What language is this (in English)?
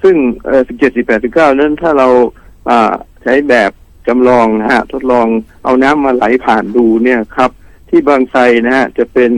Thai